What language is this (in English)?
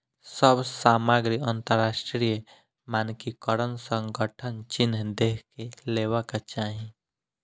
Maithili